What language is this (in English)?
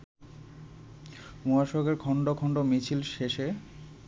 Bangla